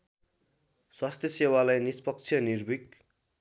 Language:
Nepali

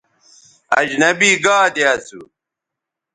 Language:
Bateri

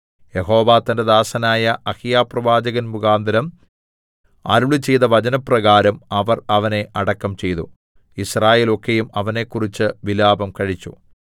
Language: Malayalam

